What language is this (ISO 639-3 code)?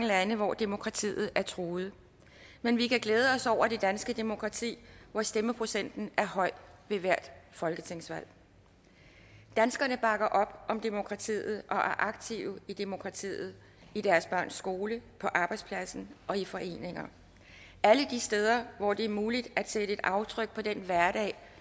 dan